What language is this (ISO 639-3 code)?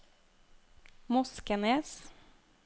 nor